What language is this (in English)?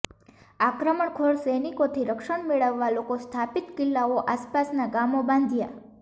Gujarati